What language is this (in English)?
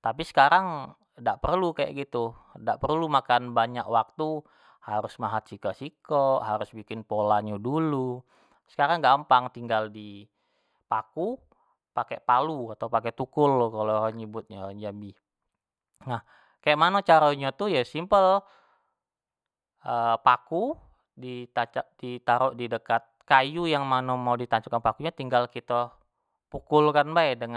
Jambi Malay